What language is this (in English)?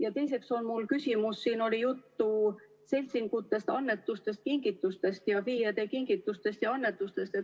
Estonian